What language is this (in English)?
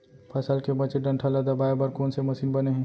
Chhattisgarhi